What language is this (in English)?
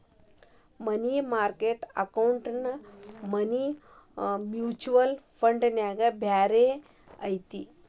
Kannada